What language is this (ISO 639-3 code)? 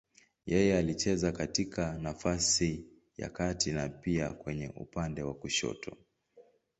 swa